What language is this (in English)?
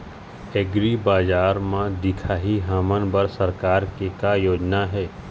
Chhattisgarhi